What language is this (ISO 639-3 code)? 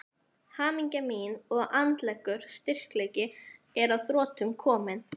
isl